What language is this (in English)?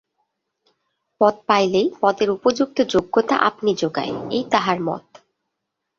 Bangla